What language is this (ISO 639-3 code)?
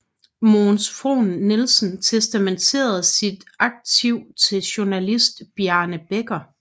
dan